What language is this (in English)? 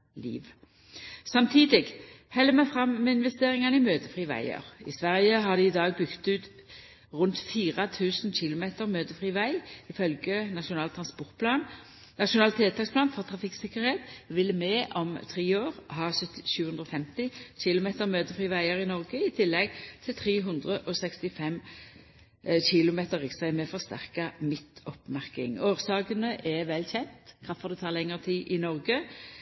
Norwegian Nynorsk